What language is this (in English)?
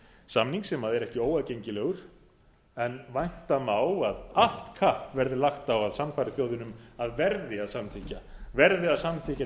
Icelandic